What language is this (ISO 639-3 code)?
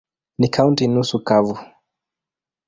swa